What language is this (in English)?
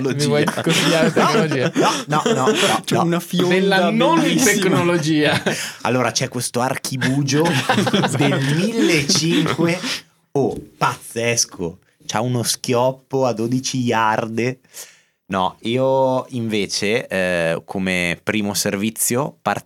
Italian